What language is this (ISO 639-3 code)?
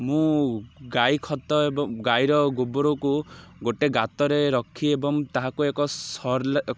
ori